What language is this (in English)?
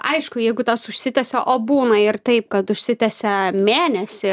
Lithuanian